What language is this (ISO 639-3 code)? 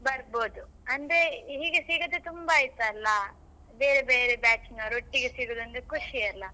kan